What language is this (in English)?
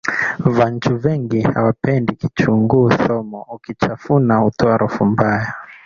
Swahili